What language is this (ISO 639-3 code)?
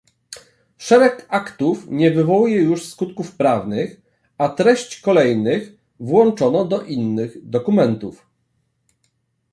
pol